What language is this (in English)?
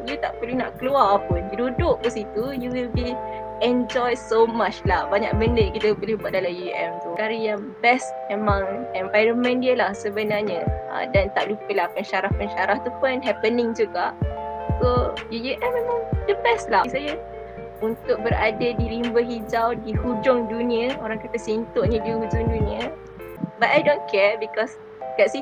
Malay